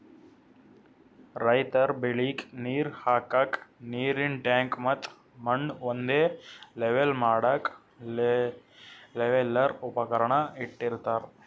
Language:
Kannada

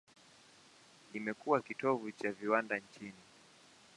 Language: Swahili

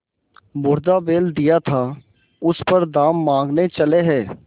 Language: Hindi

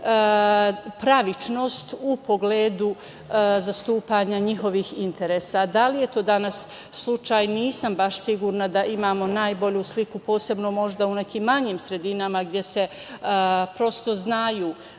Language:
Serbian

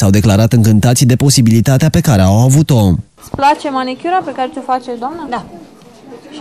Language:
Romanian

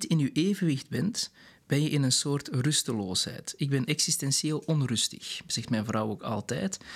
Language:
Dutch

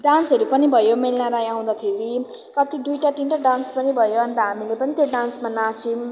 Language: Nepali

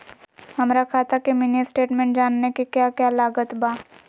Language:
Magahi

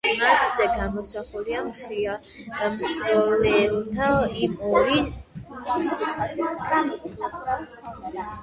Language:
Georgian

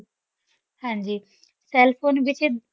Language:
Punjabi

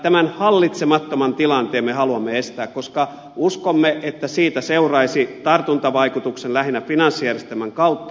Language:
Finnish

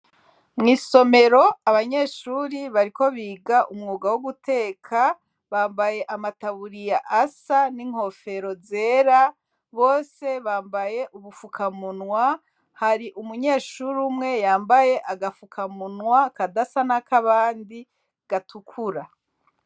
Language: Rundi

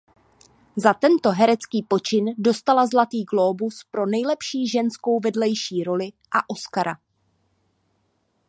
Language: Czech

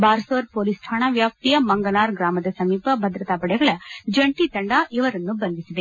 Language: Kannada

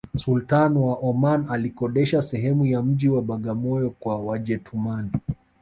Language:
Swahili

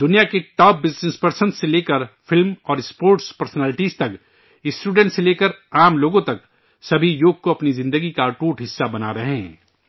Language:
Urdu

